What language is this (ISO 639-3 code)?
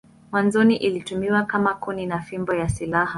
swa